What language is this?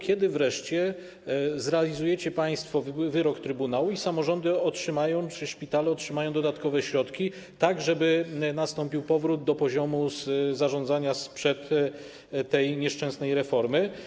Polish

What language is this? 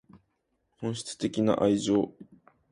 Japanese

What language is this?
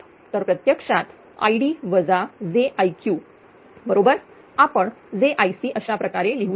Marathi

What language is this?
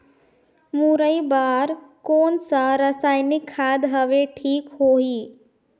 Chhattisgarhi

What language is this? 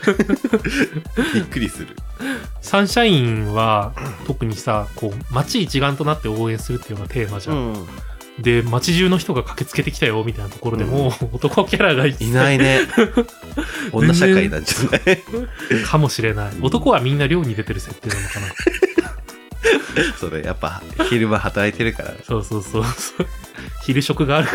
Japanese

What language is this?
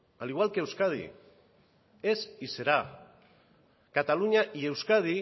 Spanish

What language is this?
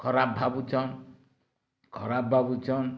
Odia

